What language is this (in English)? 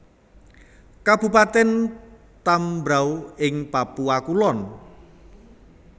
Javanese